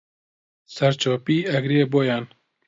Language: Central Kurdish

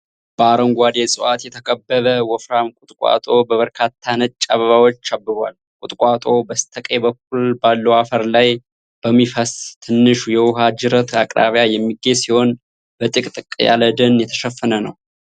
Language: Amharic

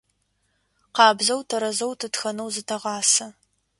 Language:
Adyghe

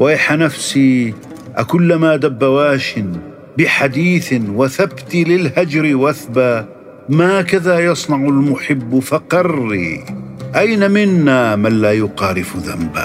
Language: Arabic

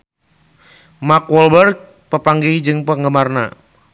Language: Sundanese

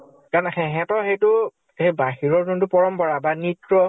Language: Assamese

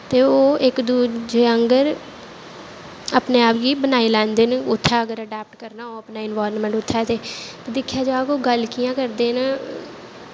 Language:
Dogri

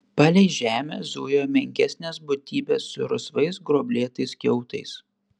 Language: Lithuanian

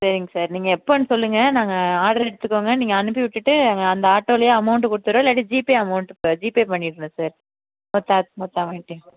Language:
Tamil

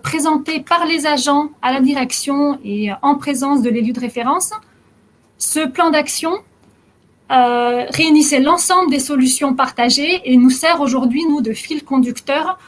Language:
French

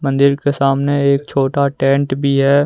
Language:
Hindi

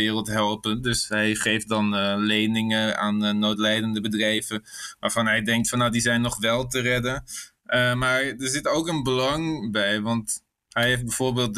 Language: Dutch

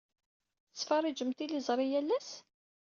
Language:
Kabyle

